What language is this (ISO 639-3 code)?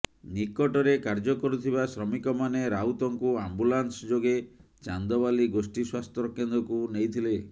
ori